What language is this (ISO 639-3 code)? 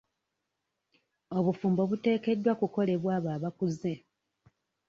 lug